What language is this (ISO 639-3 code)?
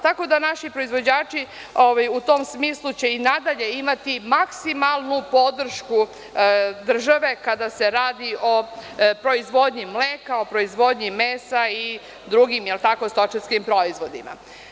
srp